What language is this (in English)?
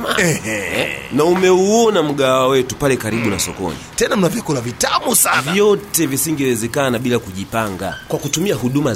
Swahili